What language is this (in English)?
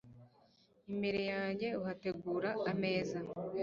Kinyarwanda